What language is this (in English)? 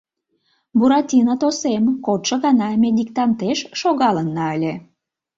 Mari